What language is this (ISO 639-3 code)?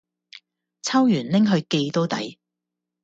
yue